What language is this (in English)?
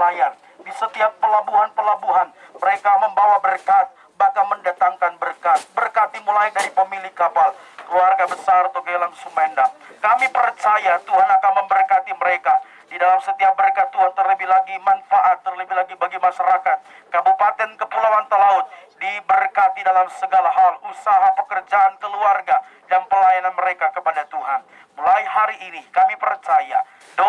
Indonesian